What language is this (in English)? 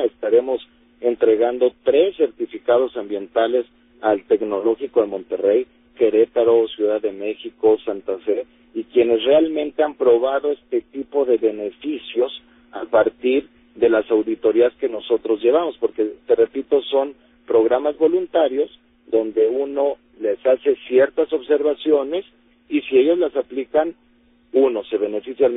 Spanish